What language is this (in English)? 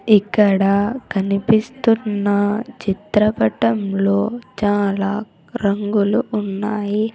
Telugu